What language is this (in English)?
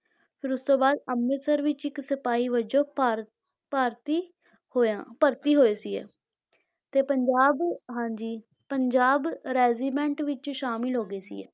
Punjabi